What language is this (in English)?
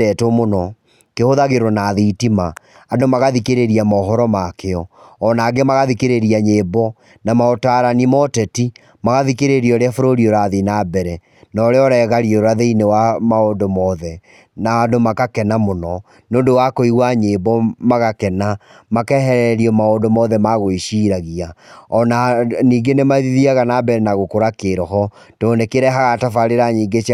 Kikuyu